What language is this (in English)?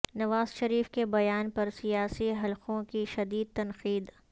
Urdu